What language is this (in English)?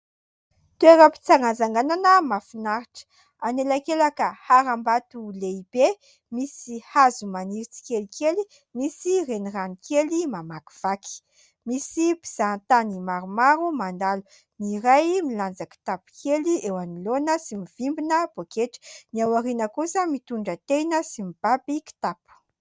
Malagasy